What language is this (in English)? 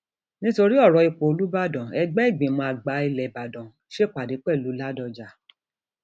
Yoruba